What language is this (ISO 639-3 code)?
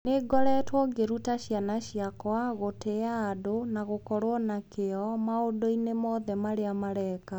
kik